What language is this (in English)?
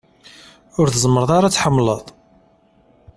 Kabyle